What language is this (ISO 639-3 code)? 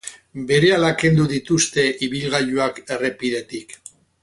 eus